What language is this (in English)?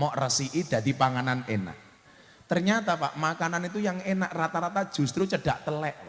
Indonesian